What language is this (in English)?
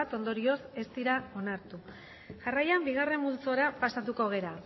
Basque